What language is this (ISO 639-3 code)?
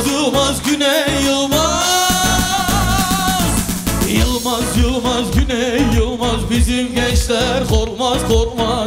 ara